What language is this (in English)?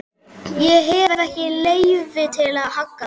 Icelandic